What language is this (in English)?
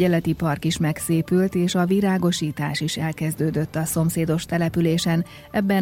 Hungarian